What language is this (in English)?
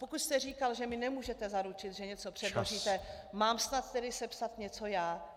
Czech